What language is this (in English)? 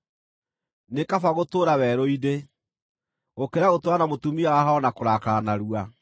Kikuyu